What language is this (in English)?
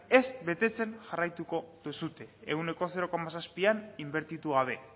Basque